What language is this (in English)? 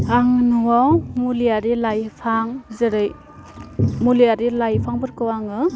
Bodo